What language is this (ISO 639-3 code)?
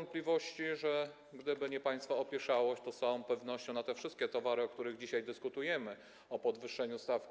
pol